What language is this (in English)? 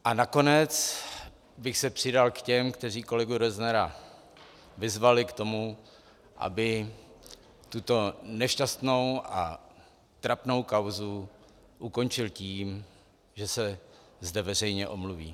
Czech